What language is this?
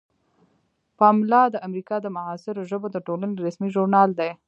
Pashto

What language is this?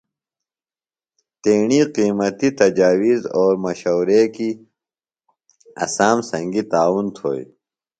Phalura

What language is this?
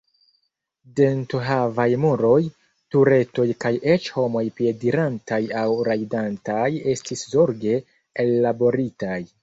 Esperanto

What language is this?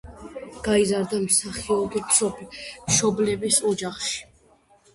Georgian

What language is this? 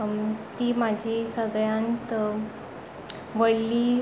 Konkani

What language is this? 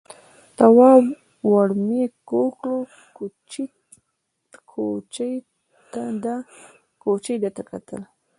Pashto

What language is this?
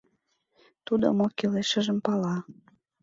Mari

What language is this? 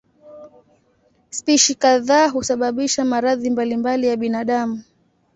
Swahili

